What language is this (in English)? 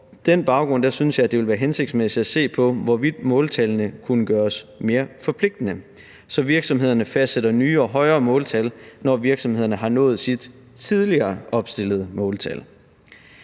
Danish